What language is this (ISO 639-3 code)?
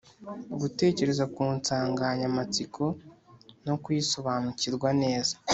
kin